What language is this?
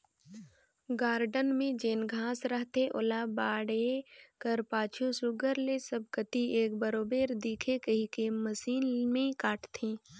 Chhattisgarhi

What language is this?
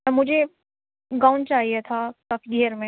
Urdu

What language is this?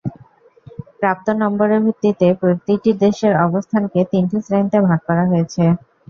Bangla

